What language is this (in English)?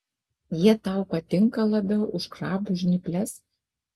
Lithuanian